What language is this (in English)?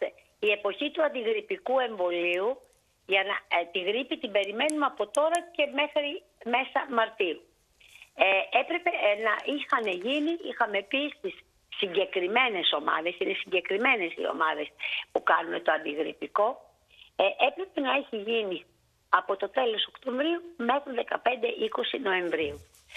Greek